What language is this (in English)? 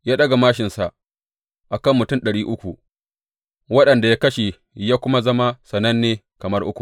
Hausa